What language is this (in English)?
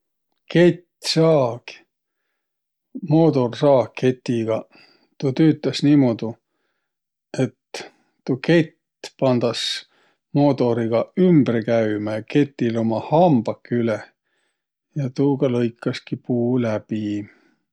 Võro